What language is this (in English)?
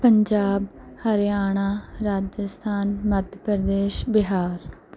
Punjabi